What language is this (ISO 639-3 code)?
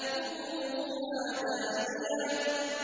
ara